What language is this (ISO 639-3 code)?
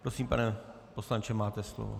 ces